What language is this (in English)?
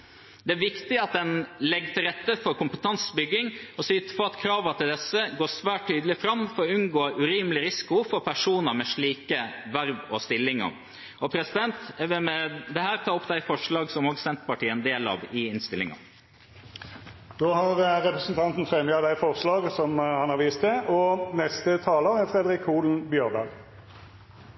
Norwegian